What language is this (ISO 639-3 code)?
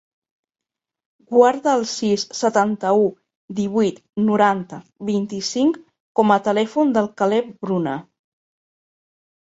cat